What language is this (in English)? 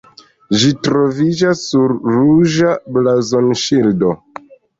Esperanto